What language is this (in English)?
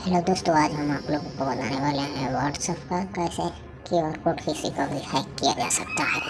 Hindi